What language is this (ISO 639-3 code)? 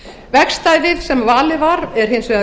isl